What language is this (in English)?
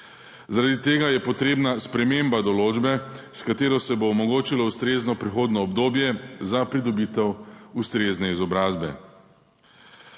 Slovenian